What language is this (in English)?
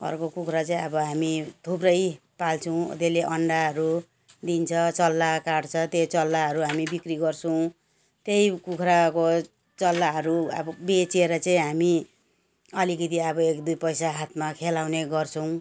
Nepali